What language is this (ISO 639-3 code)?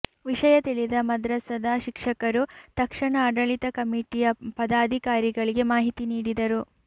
kan